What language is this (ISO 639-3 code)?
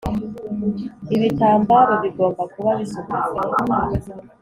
kin